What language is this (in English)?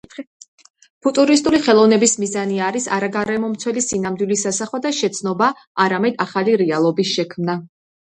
Georgian